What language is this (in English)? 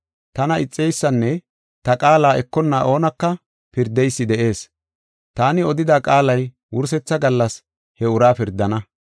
Gofa